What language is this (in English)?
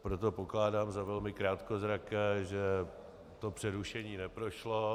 Czech